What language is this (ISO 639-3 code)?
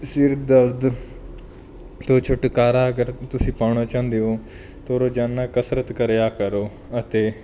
pan